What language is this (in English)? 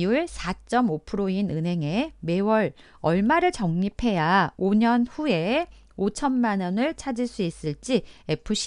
Korean